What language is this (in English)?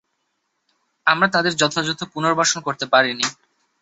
Bangla